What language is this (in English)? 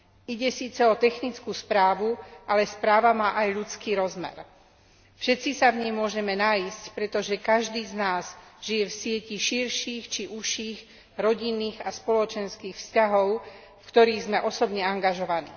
Slovak